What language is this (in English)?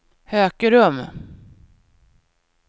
Swedish